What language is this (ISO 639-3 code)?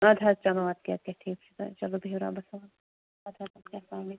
kas